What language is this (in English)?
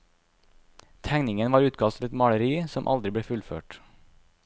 Norwegian